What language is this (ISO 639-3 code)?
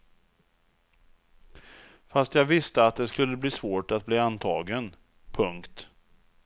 swe